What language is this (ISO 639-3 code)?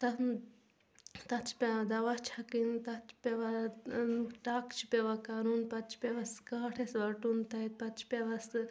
kas